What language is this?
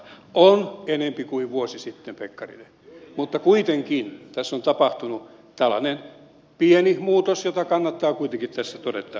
Finnish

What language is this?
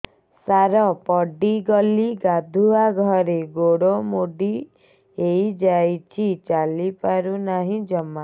Odia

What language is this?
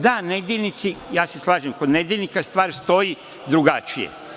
Serbian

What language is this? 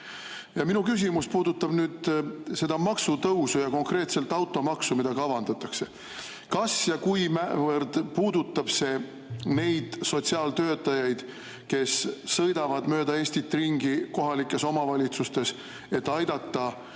Estonian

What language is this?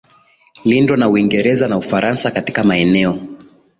Swahili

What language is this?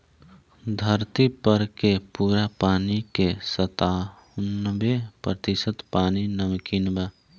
Bhojpuri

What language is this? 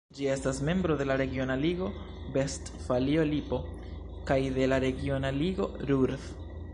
Esperanto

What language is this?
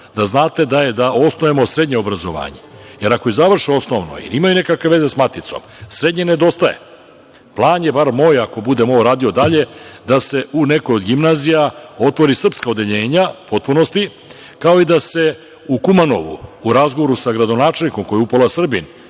Serbian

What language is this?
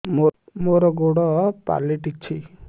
Odia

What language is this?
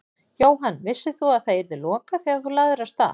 Icelandic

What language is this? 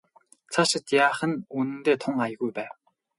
Mongolian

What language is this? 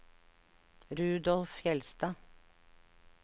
Norwegian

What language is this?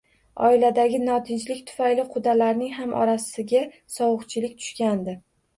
Uzbek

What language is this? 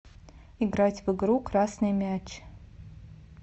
Russian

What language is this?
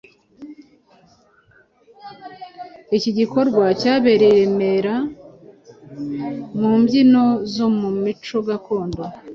Kinyarwanda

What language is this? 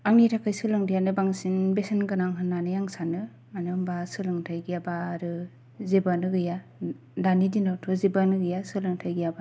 Bodo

